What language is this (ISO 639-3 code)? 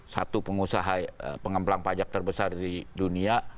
ind